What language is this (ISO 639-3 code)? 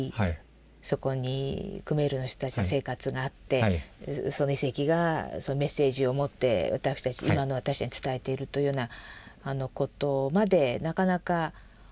jpn